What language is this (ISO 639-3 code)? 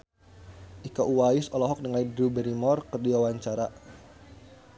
sun